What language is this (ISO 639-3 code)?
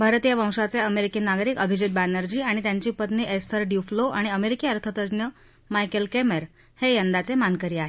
mar